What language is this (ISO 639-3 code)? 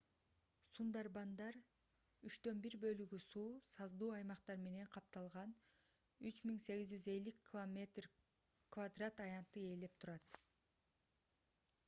kir